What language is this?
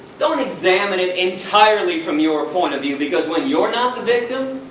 English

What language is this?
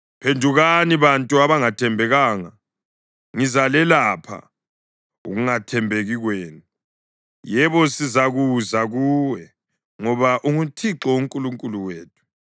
North Ndebele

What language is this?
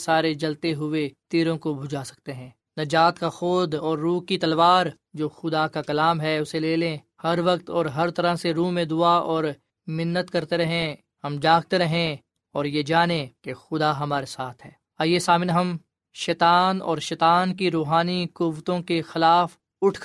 Urdu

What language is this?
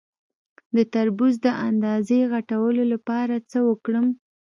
Pashto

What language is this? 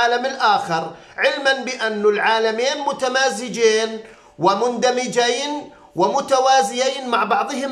Arabic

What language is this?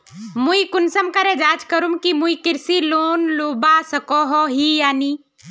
Magahi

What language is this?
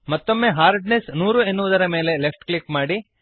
Kannada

